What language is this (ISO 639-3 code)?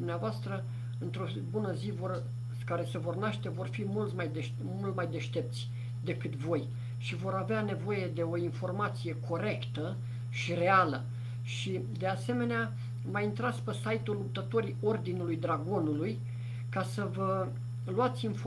ron